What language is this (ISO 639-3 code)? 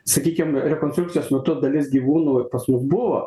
lit